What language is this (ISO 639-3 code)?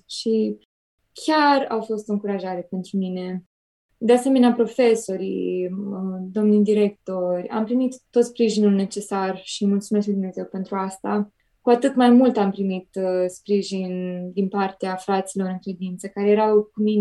ron